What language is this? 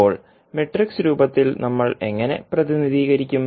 Malayalam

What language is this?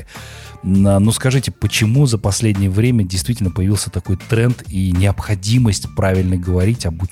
Russian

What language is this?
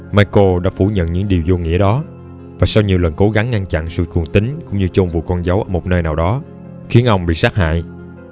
Vietnamese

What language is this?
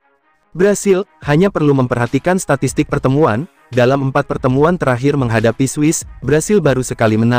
Indonesian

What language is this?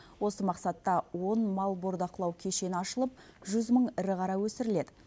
Kazakh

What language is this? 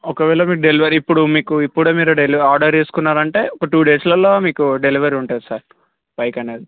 Telugu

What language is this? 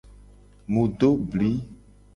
Gen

